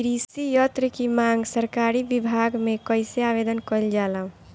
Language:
Bhojpuri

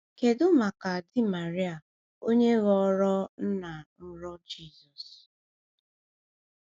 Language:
Igbo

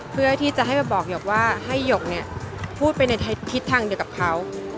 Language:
Thai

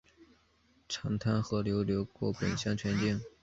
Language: Chinese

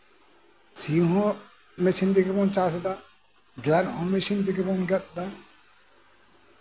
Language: Santali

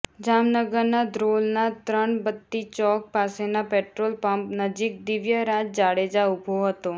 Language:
Gujarati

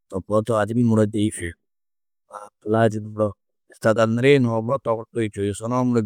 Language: Tedaga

